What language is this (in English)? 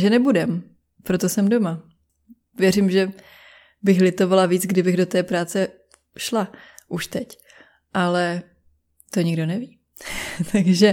Czech